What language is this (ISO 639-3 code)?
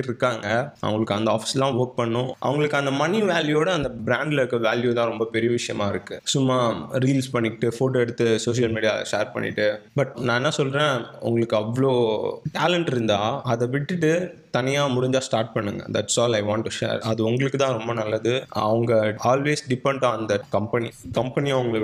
tam